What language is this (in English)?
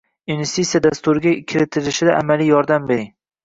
Uzbek